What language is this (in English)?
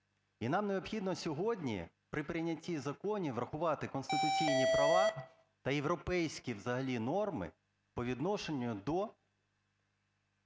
Ukrainian